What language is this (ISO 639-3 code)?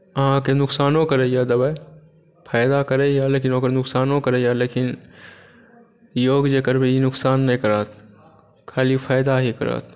mai